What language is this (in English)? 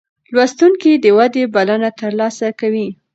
Pashto